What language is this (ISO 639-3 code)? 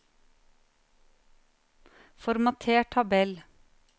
nor